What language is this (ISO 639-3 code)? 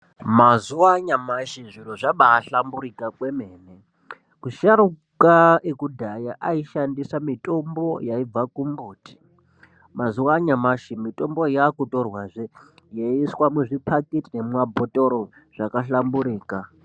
ndc